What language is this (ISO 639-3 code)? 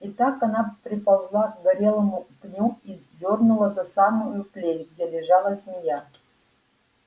rus